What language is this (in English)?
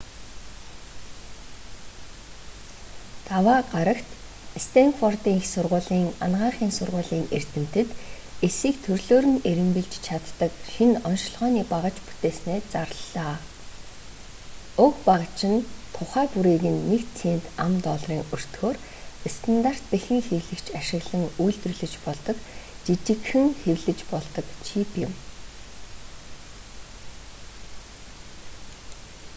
Mongolian